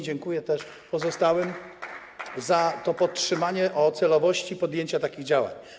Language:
Polish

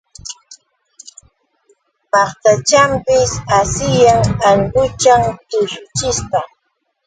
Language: Yauyos Quechua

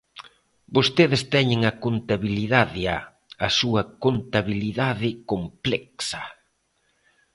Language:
Galician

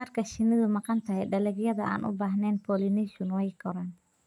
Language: Somali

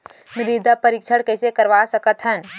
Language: Chhattisgarhi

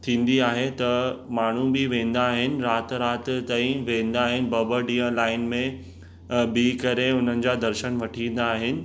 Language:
Sindhi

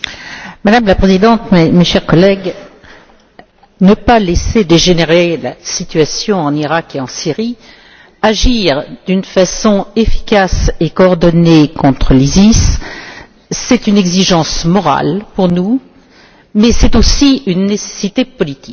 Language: French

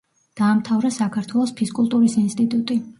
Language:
Georgian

